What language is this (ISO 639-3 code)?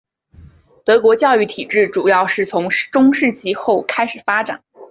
zho